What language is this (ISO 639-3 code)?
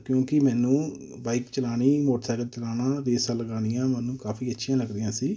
pan